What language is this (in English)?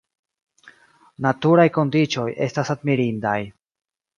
Esperanto